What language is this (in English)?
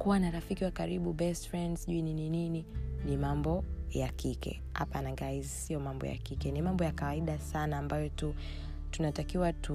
Swahili